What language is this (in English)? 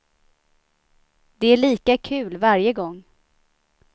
Swedish